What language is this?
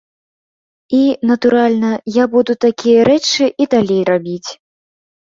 Belarusian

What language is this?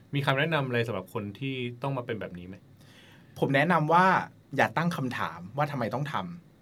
Thai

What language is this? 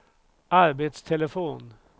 Swedish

